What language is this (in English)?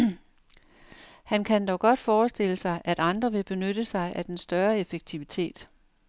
Danish